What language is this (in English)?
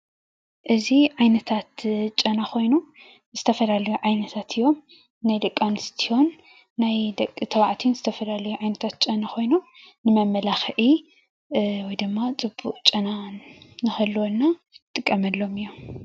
Tigrinya